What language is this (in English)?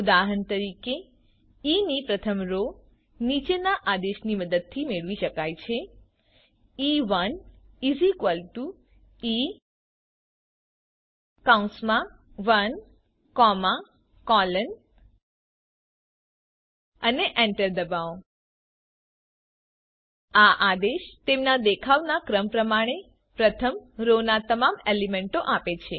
Gujarati